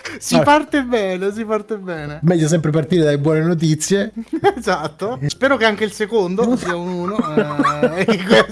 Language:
Italian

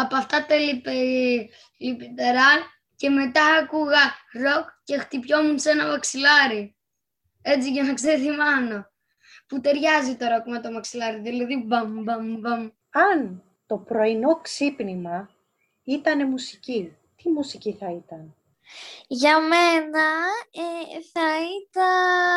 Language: Greek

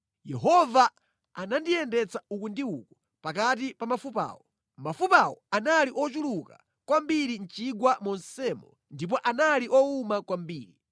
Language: Nyanja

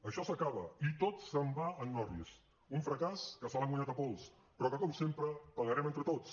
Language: Catalan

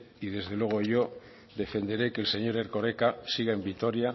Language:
Spanish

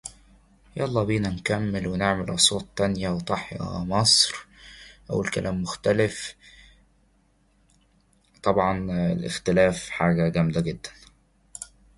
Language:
English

